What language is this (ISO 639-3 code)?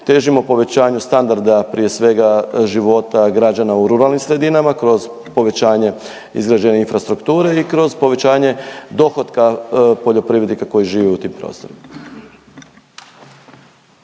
hrv